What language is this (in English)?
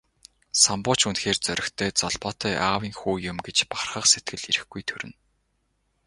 Mongolian